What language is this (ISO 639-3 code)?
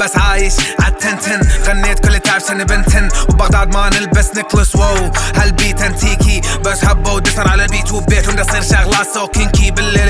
ara